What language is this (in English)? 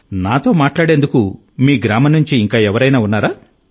Telugu